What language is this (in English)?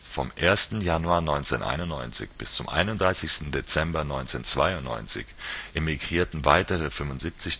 German